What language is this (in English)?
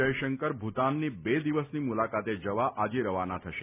Gujarati